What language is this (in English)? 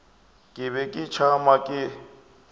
Northern Sotho